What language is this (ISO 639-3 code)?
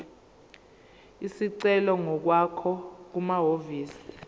zul